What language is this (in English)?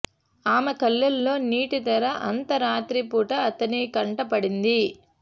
Telugu